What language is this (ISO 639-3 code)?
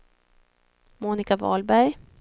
swe